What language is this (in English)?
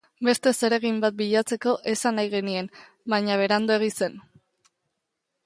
Basque